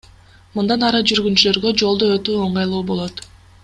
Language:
Kyrgyz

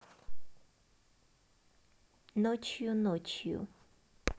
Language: Russian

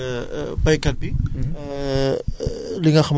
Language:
Wolof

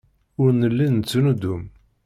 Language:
Kabyle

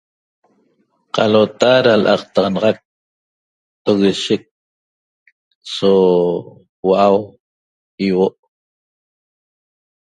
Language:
Toba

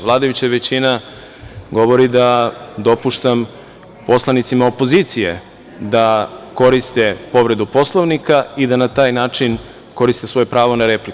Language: Serbian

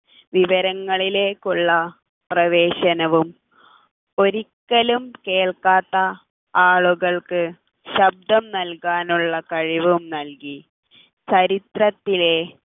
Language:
Malayalam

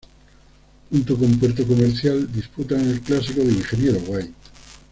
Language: Spanish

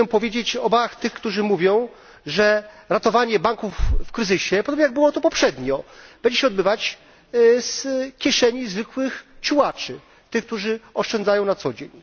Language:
Polish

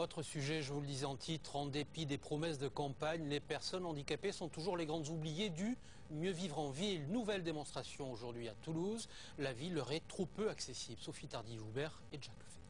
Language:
French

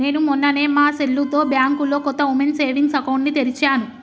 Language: Telugu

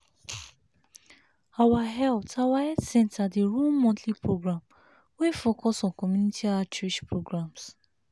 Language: Nigerian Pidgin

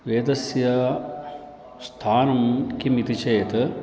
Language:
Sanskrit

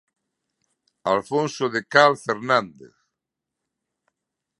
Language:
Galician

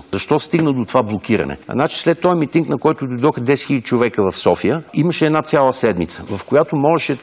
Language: Bulgarian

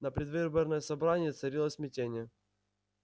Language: Russian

